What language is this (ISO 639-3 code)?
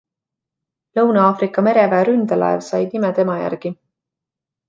est